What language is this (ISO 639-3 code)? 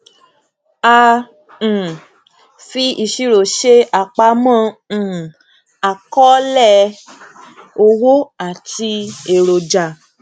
yor